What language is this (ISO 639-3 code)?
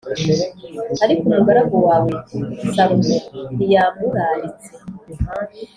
kin